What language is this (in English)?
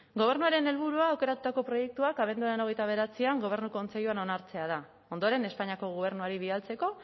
Basque